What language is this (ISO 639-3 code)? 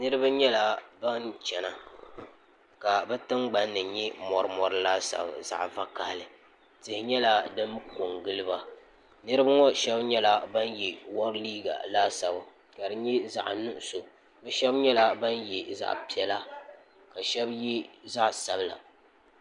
dag